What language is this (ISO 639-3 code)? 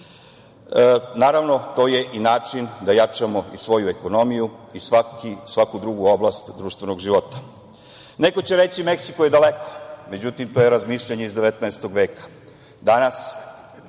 srp